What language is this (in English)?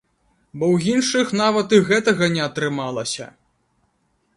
Belarusian